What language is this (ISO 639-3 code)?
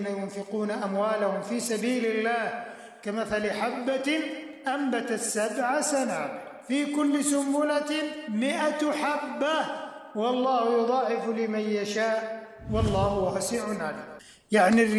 ara